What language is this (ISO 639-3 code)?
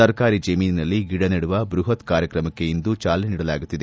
kan